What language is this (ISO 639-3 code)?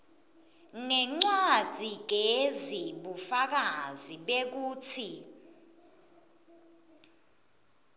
ssw